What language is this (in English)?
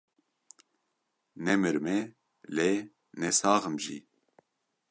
Kurdish